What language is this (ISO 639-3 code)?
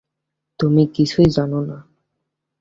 ben